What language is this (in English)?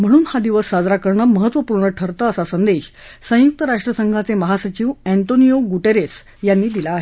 Marathi